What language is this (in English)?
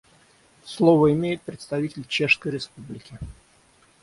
Russian